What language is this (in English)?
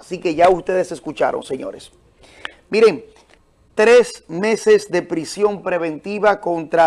Spanish